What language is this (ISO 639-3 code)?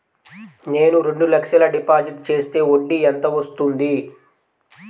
tel